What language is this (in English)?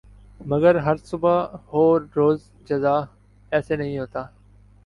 Urdu